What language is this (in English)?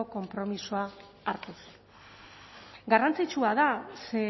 Basque